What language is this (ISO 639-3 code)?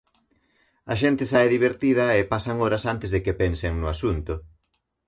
glg